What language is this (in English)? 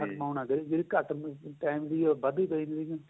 Punjabi